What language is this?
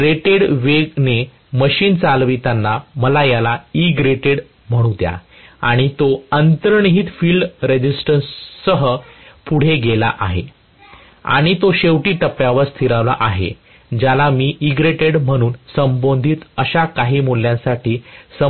Marathi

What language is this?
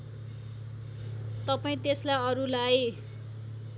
Nepali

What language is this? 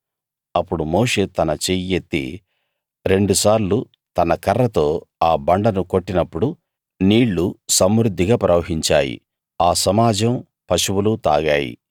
Telugu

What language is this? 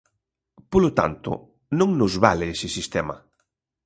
Galician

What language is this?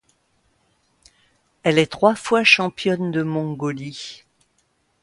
French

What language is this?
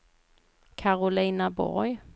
Swedish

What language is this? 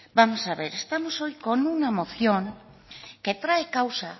Spanish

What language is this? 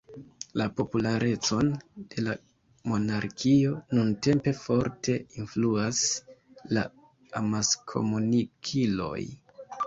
Esperanto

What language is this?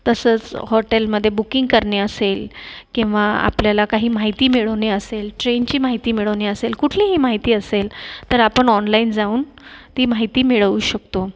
Marathi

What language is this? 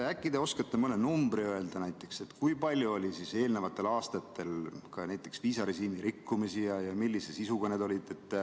Estonian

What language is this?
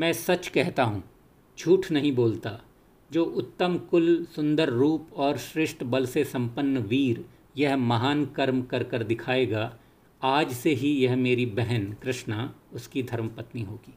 Hindi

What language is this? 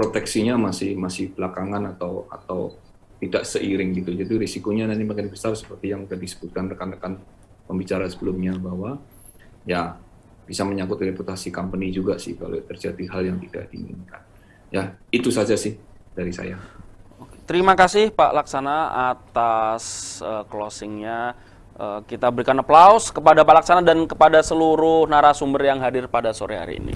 Indonesian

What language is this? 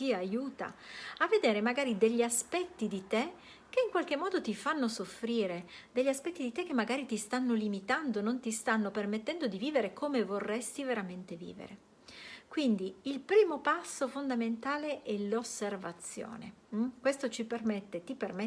Italian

